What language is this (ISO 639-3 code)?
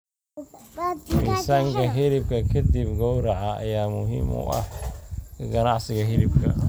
som